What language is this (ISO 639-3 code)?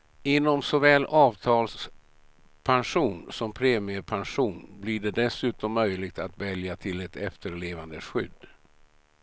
swe